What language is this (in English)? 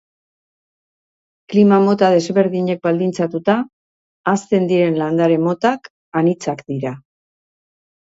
Basque